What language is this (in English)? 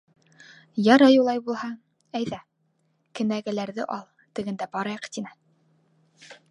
Bashkir